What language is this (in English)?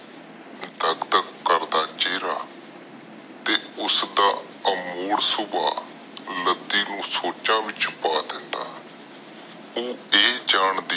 Punjabi